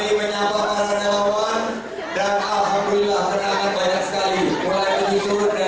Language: Indonesian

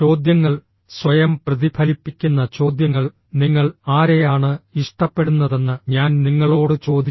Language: Malayalam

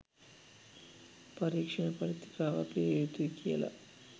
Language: Sinhala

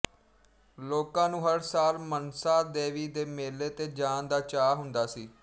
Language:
Punjabi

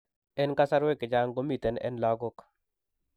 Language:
Kalenjin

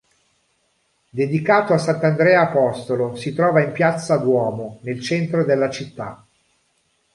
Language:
Italian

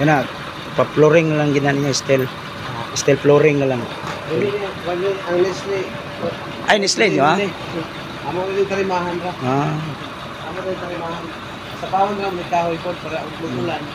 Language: Filipino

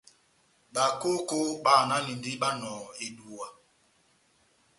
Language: Batanga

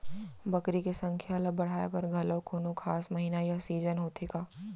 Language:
Chhattisgarhi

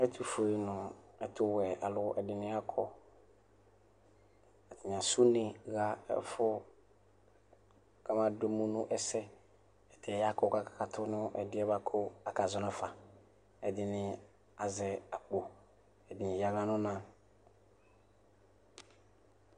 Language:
Ikposo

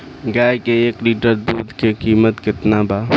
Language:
Bhojpuri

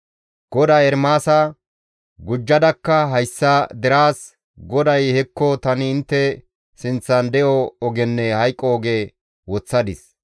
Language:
Gamo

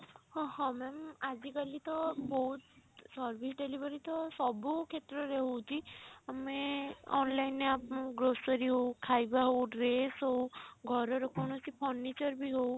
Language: Odia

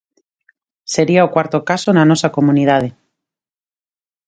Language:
Galician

